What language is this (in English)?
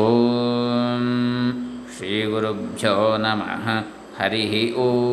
Kannada